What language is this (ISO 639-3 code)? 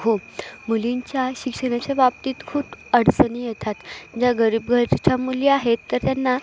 mar